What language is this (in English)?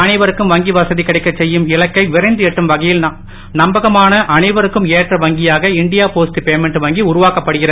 Tamil